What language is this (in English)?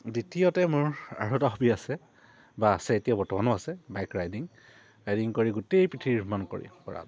Assamese